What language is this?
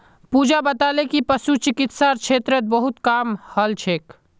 Magahi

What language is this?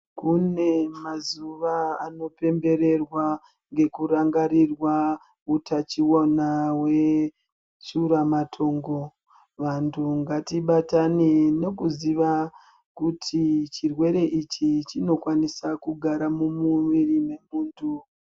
Ndau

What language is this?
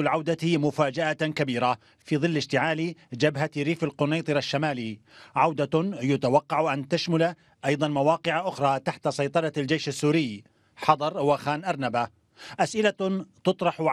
Arabic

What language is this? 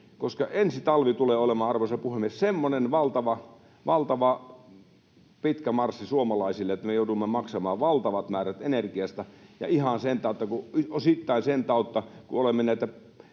Finnish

